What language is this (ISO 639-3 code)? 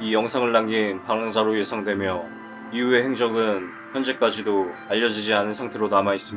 kor